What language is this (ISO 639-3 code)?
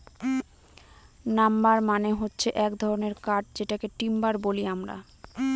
ben